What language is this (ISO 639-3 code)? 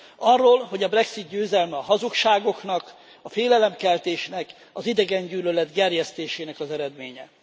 hun